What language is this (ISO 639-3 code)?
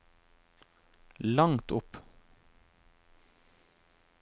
nor